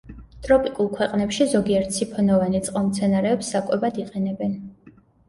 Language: Georgian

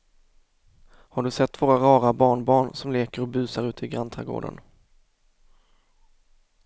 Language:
Swedish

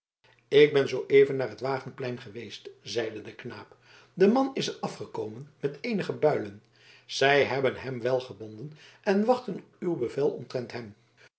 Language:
Dutch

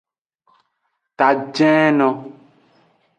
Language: Aja (Benin)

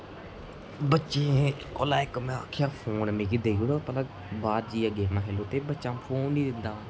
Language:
Dogri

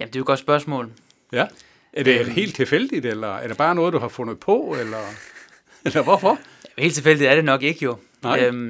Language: Danish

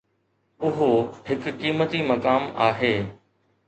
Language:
Sindhi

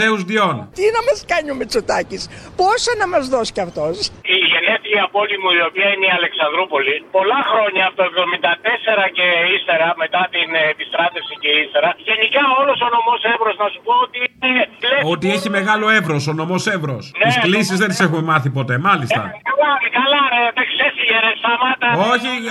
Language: Greek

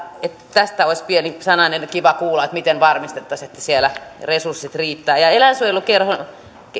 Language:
Finnish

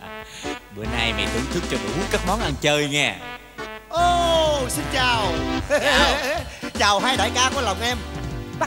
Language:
Vietnamese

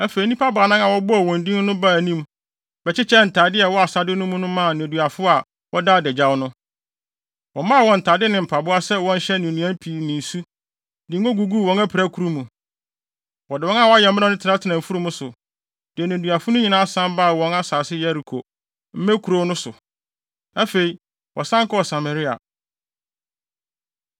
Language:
Akan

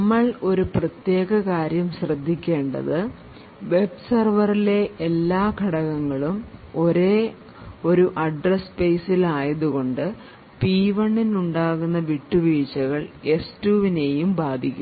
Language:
Malayalam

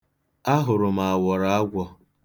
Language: Igbo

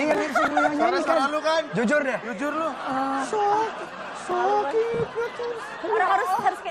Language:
Thai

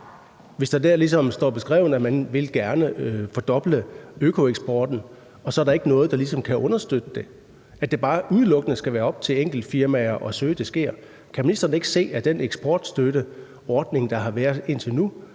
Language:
Danish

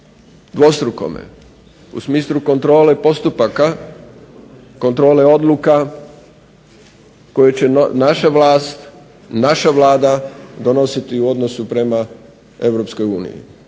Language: Croatian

